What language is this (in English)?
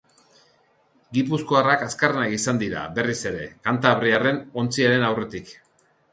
Basque